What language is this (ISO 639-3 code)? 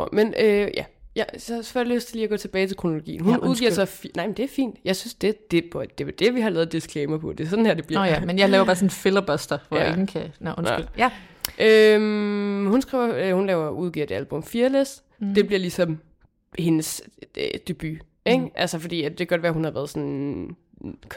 dan